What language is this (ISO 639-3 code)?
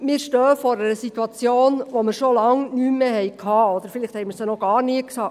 gsw